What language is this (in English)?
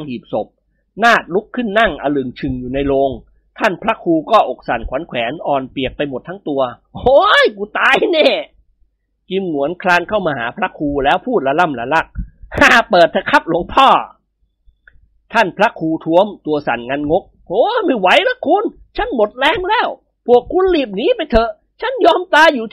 Thai